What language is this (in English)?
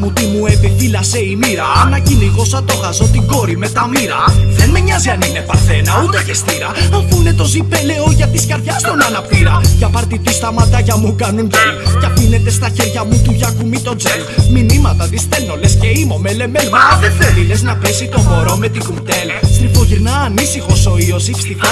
Greek